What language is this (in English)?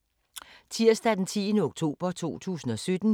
Danish